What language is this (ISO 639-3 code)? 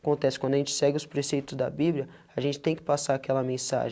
por